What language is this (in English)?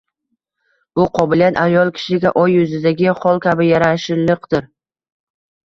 Uzbek